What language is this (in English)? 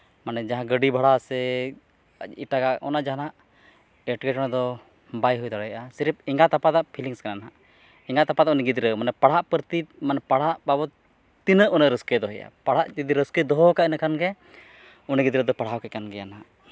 Santali